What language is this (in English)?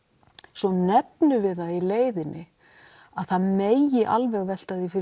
Icelandic